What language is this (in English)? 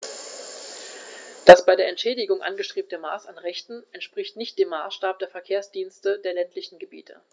German